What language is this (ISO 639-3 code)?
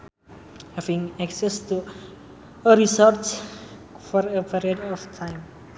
sun